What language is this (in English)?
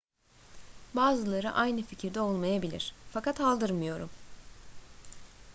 Turkish